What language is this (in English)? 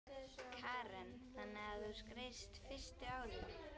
Icelandic